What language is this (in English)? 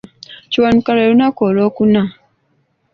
Ganda